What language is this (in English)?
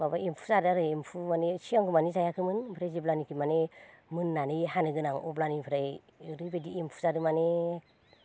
Bodo